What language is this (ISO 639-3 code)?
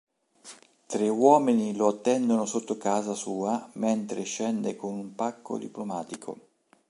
ita